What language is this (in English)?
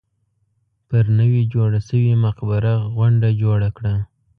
Pashto